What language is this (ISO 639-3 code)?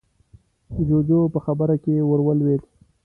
pus